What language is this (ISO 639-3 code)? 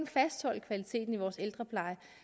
dan